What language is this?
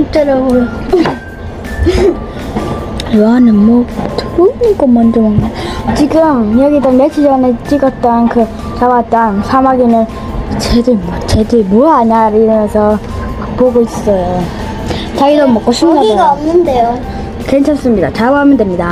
Korean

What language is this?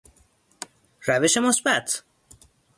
Persian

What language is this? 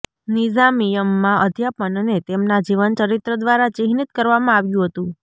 Gujarati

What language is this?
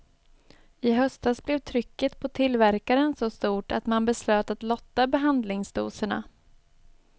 Swedish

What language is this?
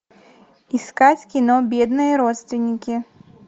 Russian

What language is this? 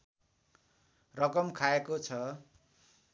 Nepali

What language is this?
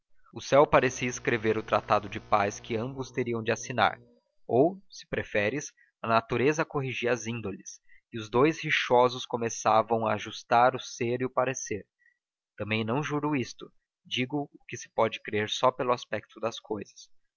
Portuguese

